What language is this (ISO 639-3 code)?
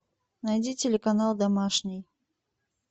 rus